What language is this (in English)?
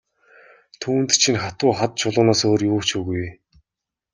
Mongolian